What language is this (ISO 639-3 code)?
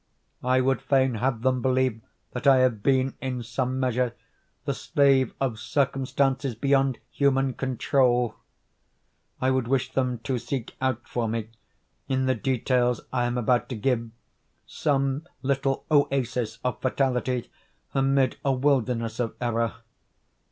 eng